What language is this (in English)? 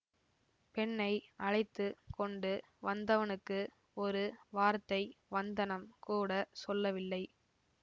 Tamil